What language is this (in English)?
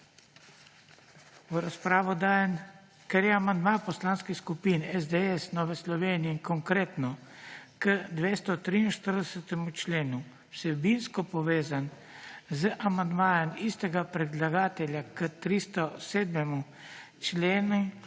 Slovenian